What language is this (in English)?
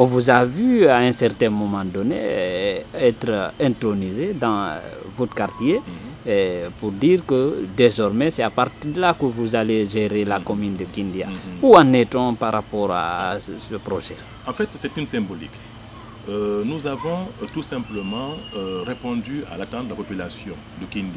French